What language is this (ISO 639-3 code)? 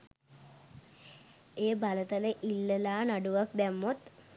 sin